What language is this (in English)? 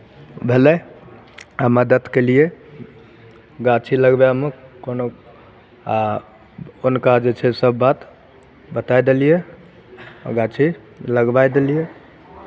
Maithili